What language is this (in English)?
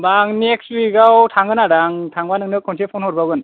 Bodo